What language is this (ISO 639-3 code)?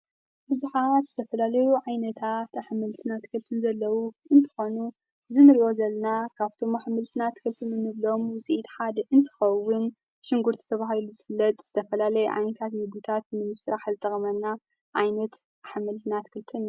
tir